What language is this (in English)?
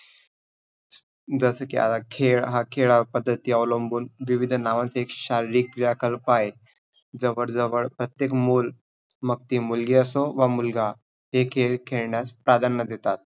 Marathi